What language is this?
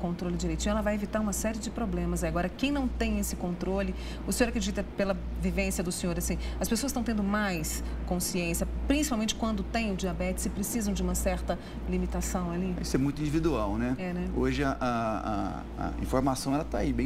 Portuguese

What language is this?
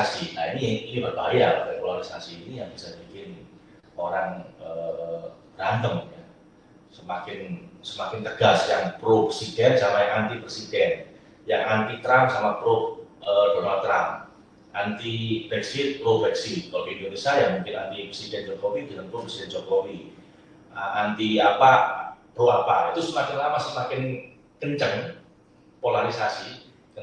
Indonesian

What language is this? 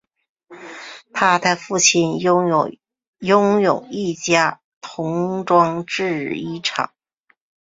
Chinese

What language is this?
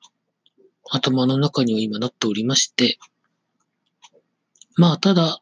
Japanese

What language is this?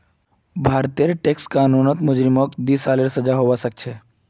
Magahi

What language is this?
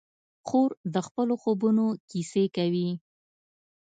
Pashto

